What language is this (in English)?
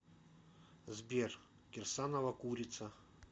Russian